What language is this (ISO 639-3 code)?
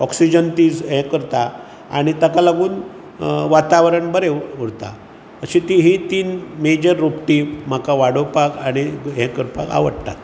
kok